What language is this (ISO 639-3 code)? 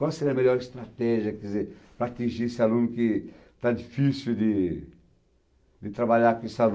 por